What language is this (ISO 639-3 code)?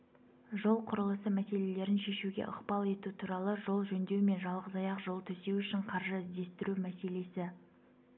kaz